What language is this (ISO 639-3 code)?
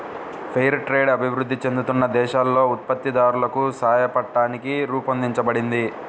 tel